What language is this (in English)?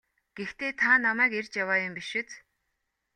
Mongolian